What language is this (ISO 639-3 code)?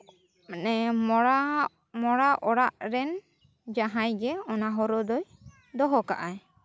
sat